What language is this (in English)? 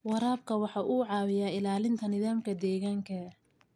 Somali